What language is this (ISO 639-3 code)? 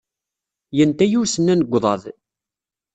kab